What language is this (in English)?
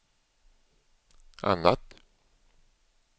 Swedish